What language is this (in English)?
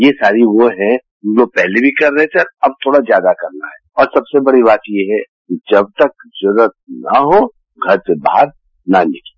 Hindi